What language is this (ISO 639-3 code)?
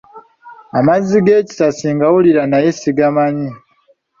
lug